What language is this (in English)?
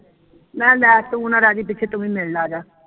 Punjabi